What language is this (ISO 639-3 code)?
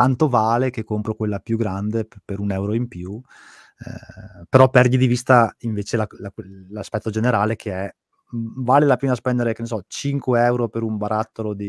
ita